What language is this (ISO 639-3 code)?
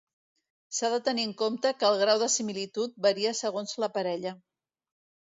cat